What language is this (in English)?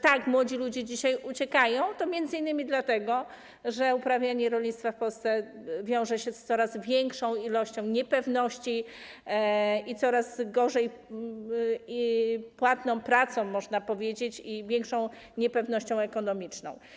Polish